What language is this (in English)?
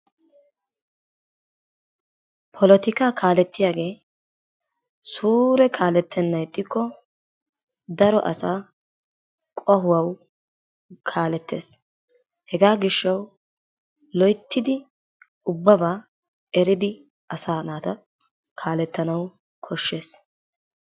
Wolaytta